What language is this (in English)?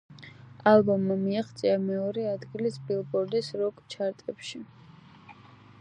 Georgian